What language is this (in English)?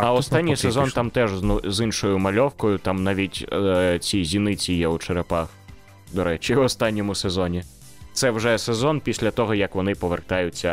Ukrainian